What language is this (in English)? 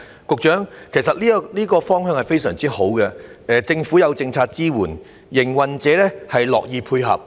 Cantonese